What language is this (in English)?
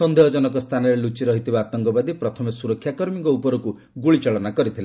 Odia